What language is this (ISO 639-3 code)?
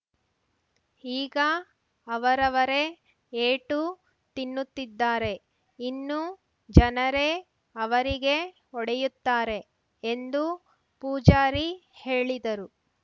kan